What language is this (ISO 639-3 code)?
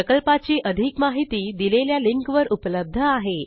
mar